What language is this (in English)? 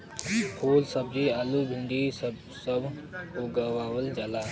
Bhojpuri